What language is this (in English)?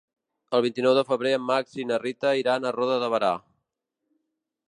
Catalan